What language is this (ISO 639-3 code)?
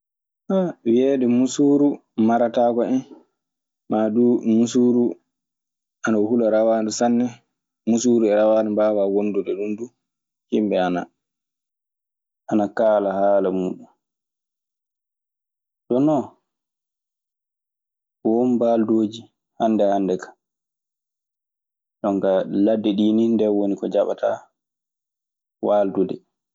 ffm